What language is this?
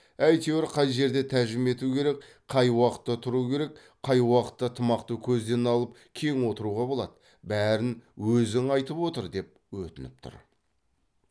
Kazakh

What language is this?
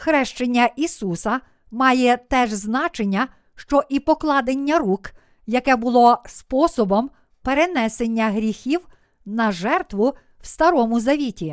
Ukrainian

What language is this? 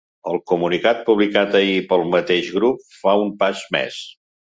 Catalan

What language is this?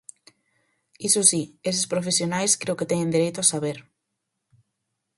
Galician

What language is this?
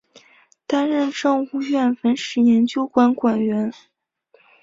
Chinese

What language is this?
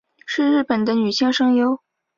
Chinese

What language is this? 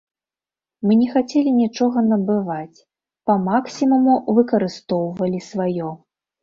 Belarusian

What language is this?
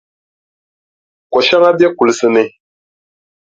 Dagbani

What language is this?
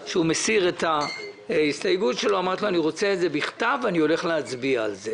Hebrew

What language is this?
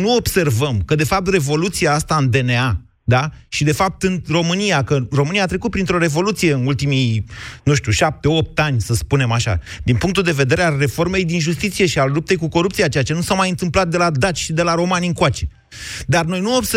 Romanian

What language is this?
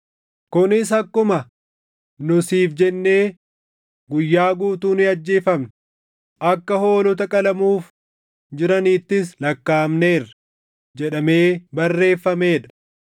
Oromo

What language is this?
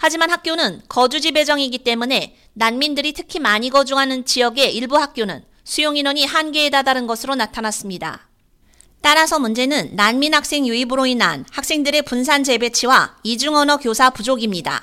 Korean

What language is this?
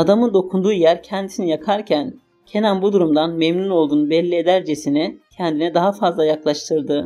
Turkish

